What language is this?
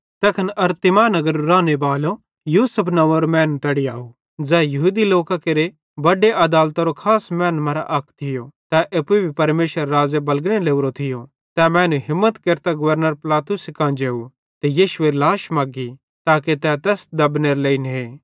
Bhadrawahi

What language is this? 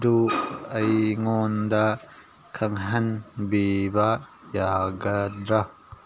Manipuri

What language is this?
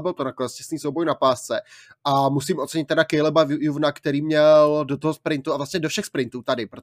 Czech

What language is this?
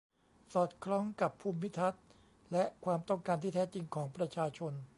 Thai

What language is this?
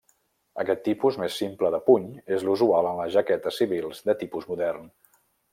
Catalan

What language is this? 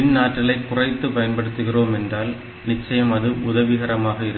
Tamil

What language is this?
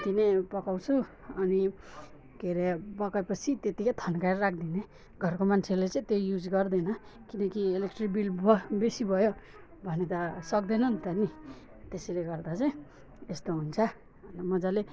Nepali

